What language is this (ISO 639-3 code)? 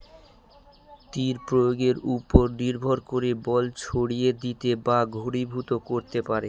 ben